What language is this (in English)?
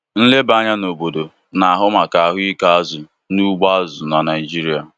Igbo